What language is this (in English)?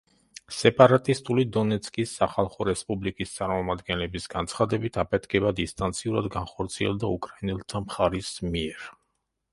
Georgian